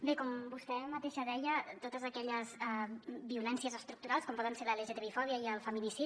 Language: Catalan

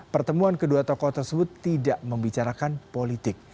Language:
Indonesian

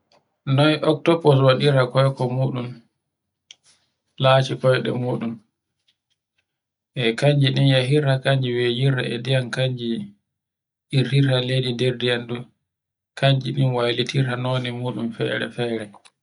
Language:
Borgu Fulfulde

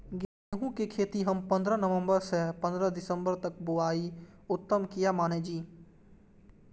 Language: Maithili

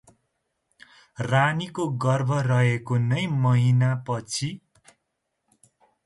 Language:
Nepali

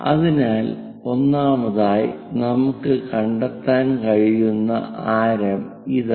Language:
Malayalam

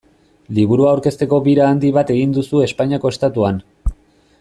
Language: Basque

